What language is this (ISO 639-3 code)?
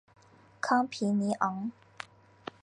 zho